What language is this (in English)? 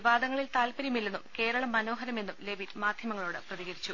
Malayalam